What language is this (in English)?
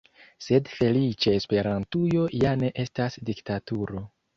Esperanto